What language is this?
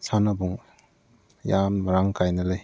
Manipuri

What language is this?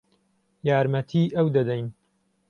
Central Kurdish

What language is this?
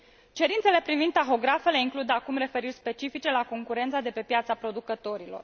Romanian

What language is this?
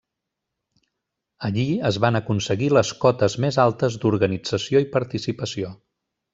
Catalan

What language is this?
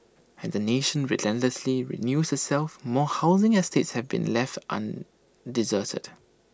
English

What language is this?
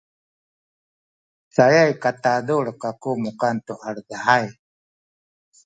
Sakizaya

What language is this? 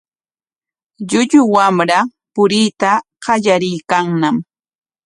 Corongo Ancash Quechua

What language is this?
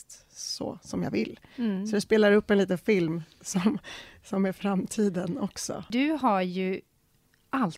Swedish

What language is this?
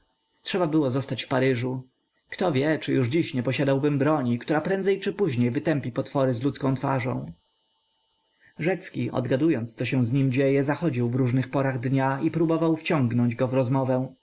Polish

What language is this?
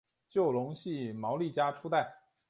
Chinese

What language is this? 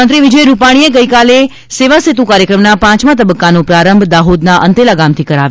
Gujarati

